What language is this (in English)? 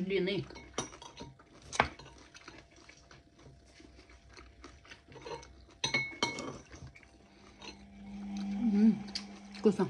Russian